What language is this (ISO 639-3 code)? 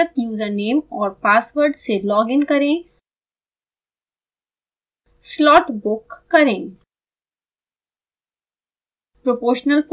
hin